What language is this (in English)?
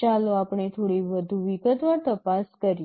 Gujarati